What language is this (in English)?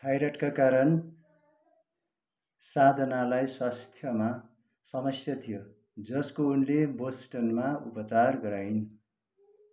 Nepali